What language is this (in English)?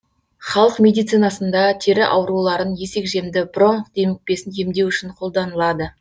Kazakh